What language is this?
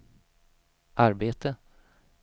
Swedish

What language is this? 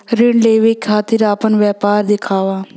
Bhojpuri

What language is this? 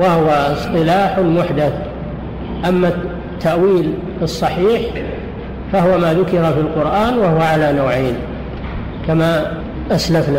Arabic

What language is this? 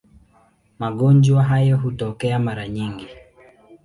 Swahili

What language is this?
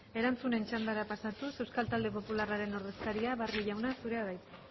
Basque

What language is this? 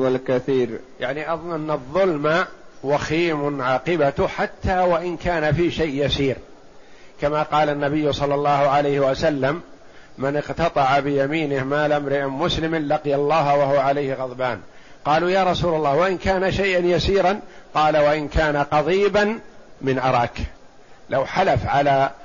Arabic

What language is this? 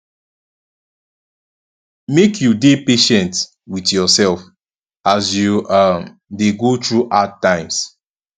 Nigerian Pidgin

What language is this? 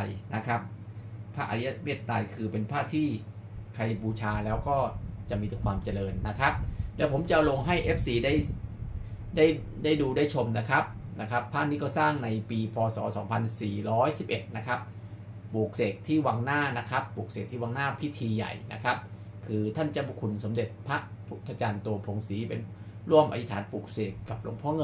Thai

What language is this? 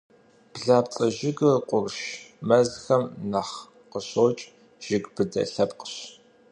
Kabardian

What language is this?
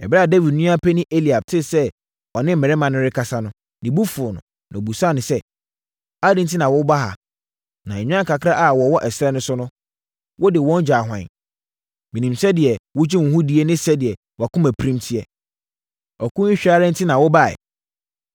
Akan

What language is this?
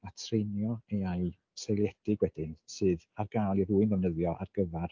Welsh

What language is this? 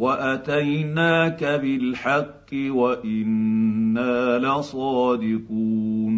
Arabic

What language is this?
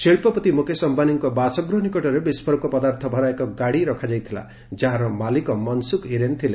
Odia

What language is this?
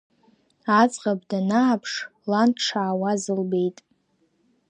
Abkhazian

